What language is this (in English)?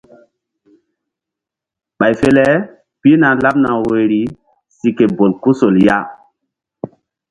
Mbum